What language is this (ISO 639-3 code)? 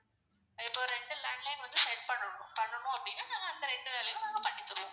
tam